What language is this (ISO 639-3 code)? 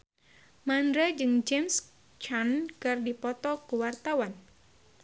sun